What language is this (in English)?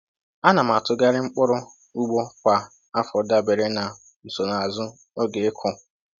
Igbo